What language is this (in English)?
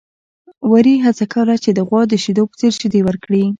Pashto